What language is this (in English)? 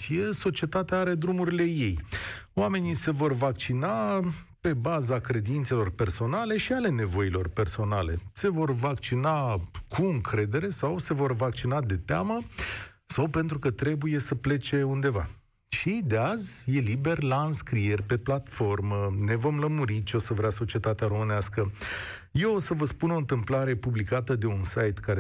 Romanian